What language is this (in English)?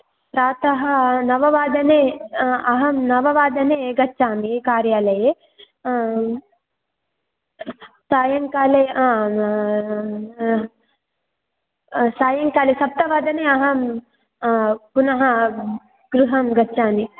Sanskrit